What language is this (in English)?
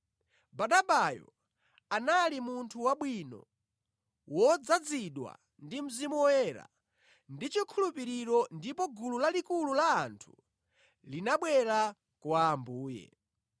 Nyanja